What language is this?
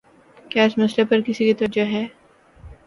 Urdu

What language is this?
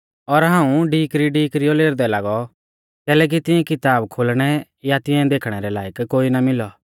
Mahasu Pahari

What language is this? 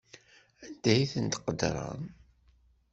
Kabyle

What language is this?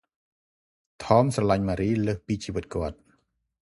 Khmer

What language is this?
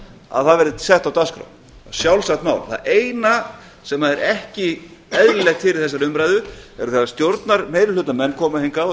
Icelandic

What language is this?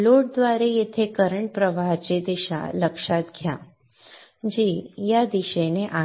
Marathi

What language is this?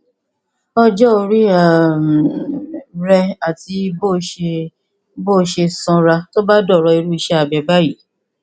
Yoruba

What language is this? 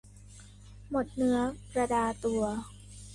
Thai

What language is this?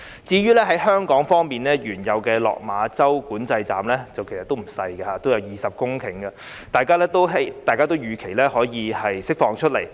Cantonese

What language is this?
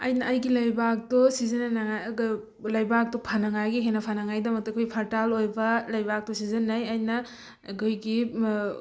Manipuri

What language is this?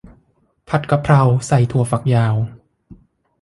Thai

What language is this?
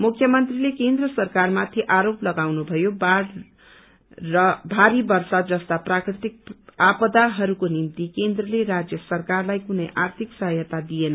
Nepali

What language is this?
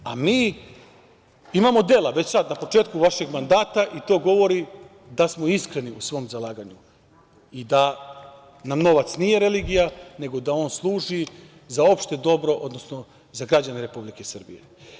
Serbian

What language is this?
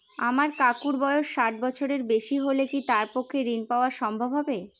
Bangla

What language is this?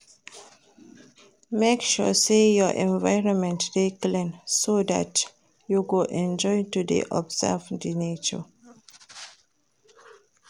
Nigerian Pidgin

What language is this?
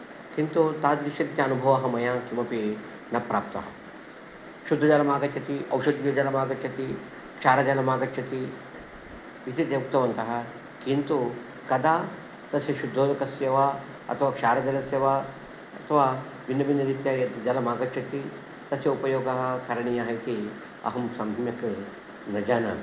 Sanskrit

